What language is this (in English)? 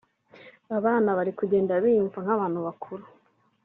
Kinyarwanda